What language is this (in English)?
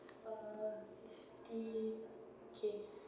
English